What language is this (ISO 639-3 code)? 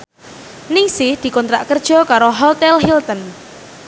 jav